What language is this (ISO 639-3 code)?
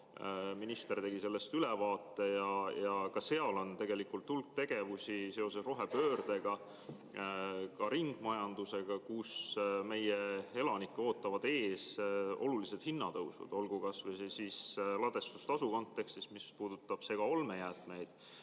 est